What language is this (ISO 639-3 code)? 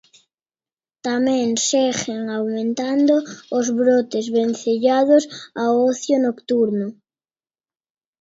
glg